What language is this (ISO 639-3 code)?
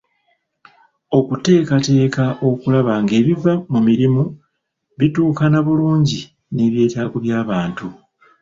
lug